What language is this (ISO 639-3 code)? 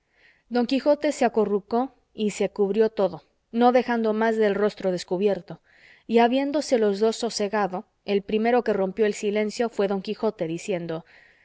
spa